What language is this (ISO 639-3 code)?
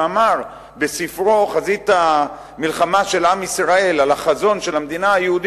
heb